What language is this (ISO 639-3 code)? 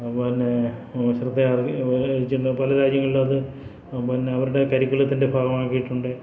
mal